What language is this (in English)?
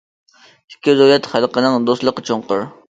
Uyghur